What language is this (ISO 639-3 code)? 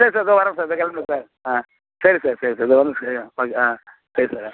tam